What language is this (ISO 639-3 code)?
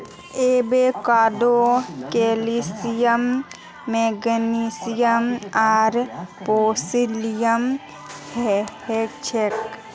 mag